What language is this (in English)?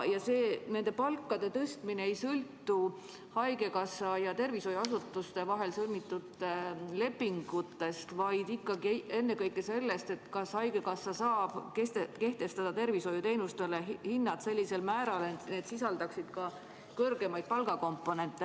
Estonian